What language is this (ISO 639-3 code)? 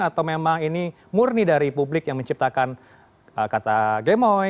ind